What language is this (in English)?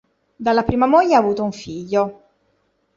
Italian